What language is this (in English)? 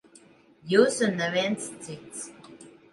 Latvian